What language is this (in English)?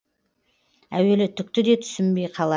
Kazakh